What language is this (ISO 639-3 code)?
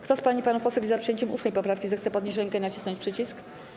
pol